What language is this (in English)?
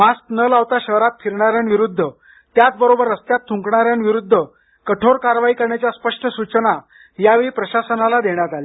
Marathi